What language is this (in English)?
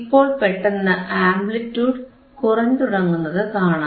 Malayalam